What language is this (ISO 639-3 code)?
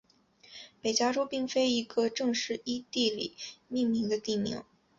zho